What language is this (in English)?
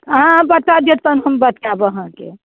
Maithili